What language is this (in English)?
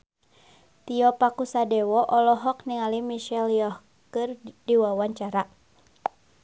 Sundanese